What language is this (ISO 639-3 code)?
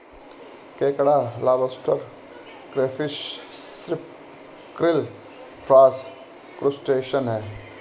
hin